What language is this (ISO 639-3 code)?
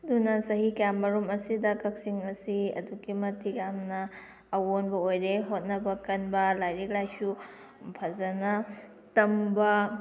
mni